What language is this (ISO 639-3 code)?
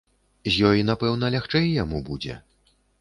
bel